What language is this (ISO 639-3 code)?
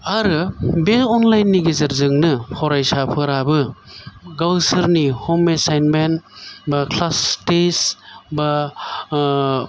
brx